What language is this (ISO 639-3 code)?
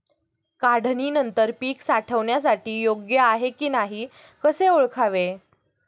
mar